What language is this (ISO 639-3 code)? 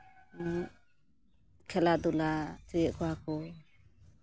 sat